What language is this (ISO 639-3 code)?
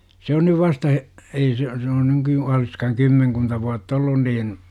fin